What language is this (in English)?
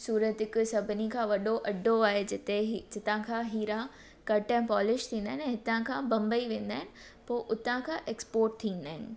Sindhi